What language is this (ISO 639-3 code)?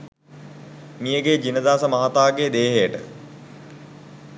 sin